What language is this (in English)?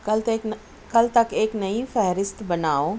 Urdu